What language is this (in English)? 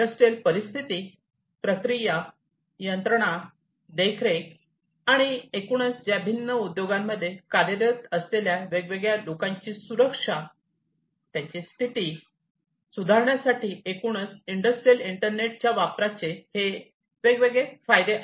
Marathi